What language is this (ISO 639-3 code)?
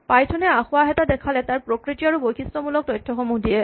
asm